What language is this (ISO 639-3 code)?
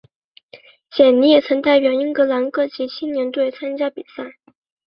zho